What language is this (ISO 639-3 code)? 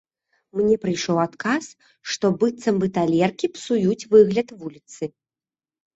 bel